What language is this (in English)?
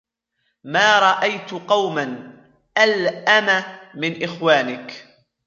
Arabic